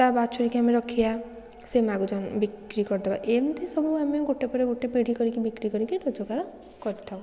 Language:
Odia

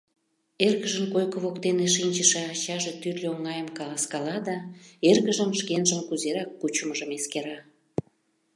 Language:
Mari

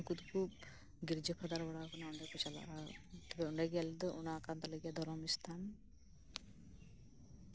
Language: Santali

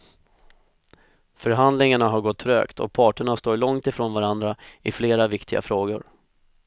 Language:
Swedish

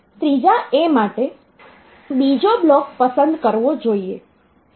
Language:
Gujarati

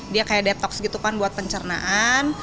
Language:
Indonesian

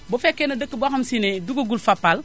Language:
Wolof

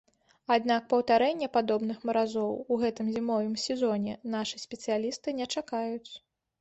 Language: Belarusian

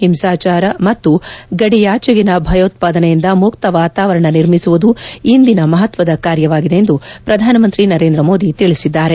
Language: Kannada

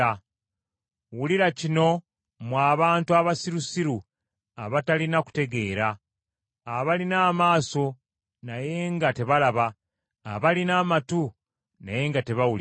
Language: Ganda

